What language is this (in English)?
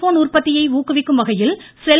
Tamil